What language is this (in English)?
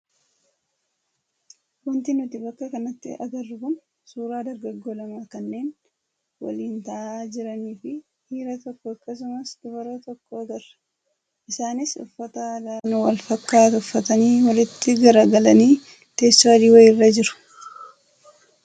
Oromo